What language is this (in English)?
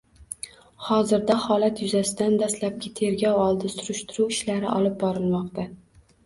Uzbek